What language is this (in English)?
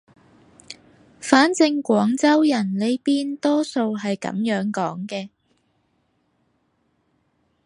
Cantonese